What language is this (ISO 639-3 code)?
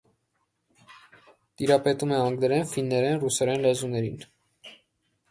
hye